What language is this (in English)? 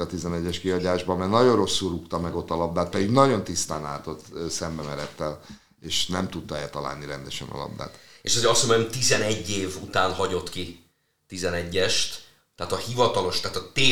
Hungarian